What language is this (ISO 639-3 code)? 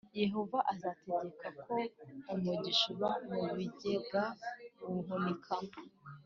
kin